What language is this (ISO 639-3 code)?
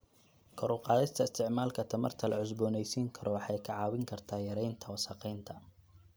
som